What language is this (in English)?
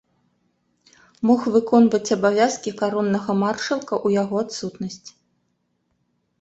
Belarusian